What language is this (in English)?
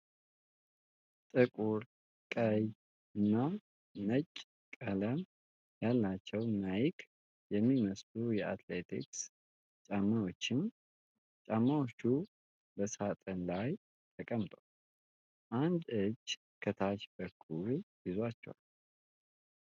Amharic